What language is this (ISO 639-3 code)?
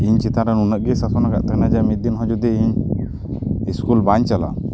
sat